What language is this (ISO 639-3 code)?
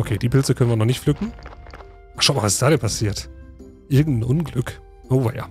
deu